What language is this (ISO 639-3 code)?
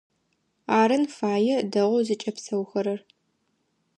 ady